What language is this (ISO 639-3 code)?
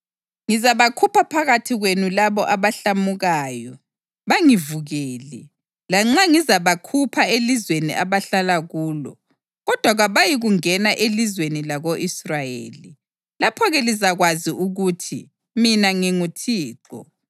nde